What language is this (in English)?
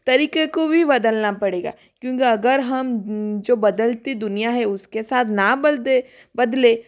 Hindi